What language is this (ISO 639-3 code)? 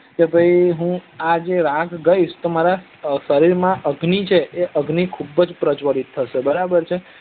guj